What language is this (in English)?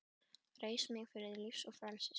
Icelandic